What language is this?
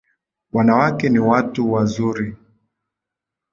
Swahili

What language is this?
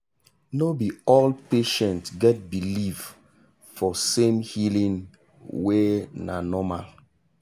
Nigerian Pidgin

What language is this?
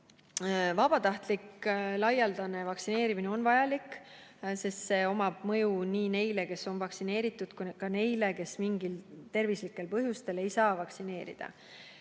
Estonian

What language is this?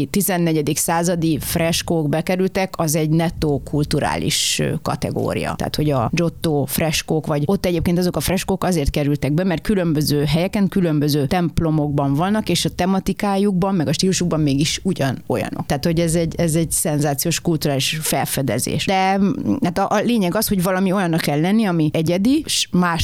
Hungarian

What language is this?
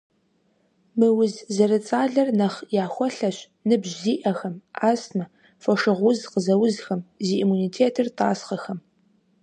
Kabardian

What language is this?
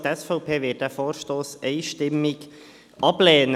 Swiss German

